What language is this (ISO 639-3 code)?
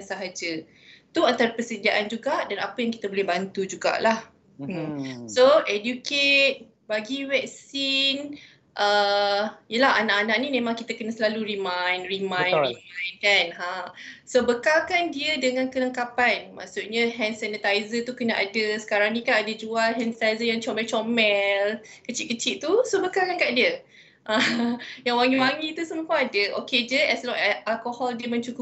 msa